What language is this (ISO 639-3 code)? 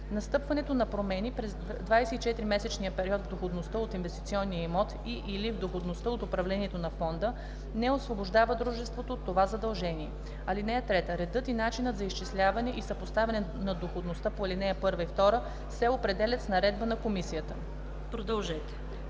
bul